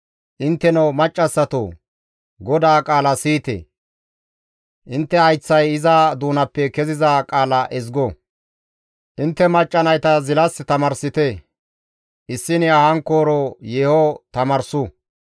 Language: Gamo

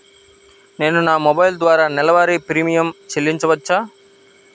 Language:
Telugu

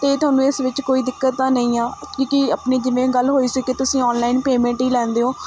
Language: Punjabi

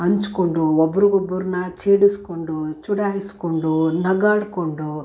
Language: Kannada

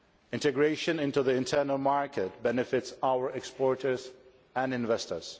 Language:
English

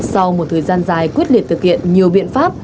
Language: Vietnamese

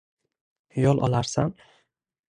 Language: Uzbek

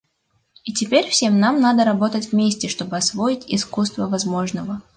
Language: Russian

